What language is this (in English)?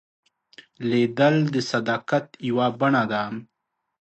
Pashto